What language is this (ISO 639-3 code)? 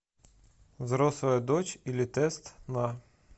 rus